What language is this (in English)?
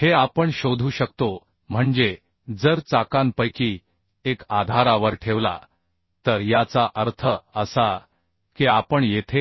Marathi